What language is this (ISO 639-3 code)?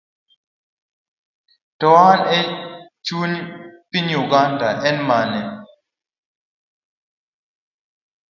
luo